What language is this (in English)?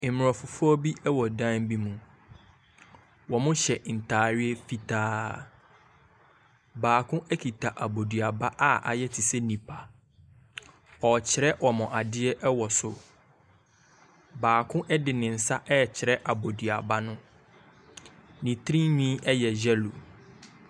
Akan